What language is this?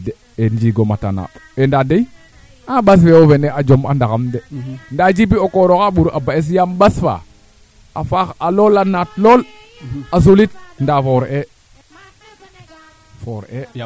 Serer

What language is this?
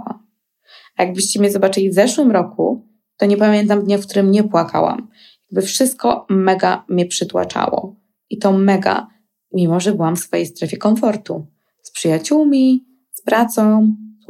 Polish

